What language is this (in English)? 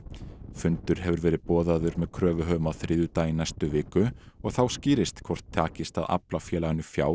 Icelandic